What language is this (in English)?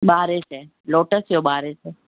Sindhi